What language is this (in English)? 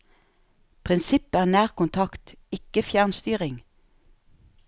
Norwegian